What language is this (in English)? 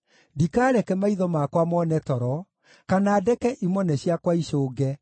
Kikuyu